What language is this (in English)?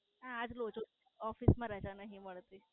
Gujarati